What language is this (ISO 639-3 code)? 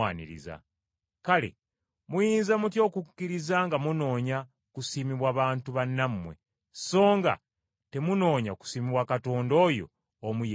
lug